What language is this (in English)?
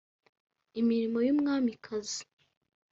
Kinyarwanda